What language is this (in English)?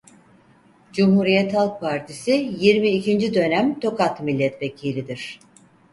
Turkish